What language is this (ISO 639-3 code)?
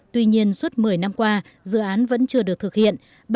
vie